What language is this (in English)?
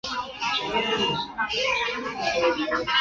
Chinese